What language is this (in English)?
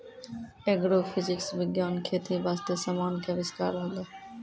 Maithili